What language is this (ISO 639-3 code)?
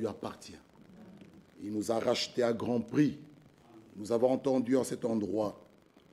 fra